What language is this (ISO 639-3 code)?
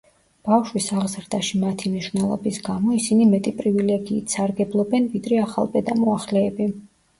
kat